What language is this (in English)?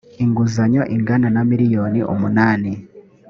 Kinyarwanda